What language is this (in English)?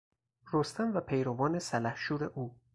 Persian